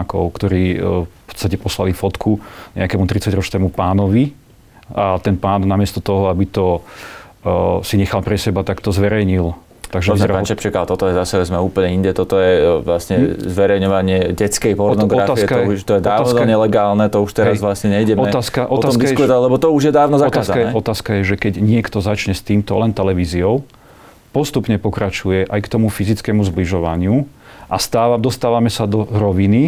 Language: Slovak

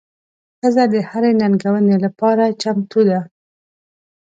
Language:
Pashto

